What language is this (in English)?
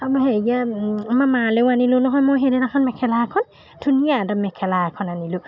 Assamese